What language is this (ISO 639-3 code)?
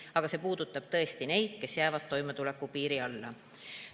est